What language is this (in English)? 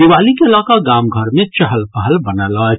Maithili